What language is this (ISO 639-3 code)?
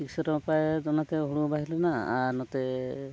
sat